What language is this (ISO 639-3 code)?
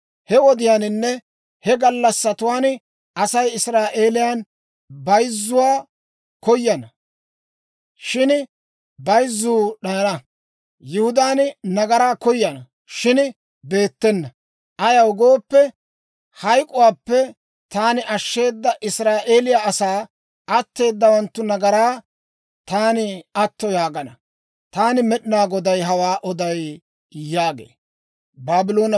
dwr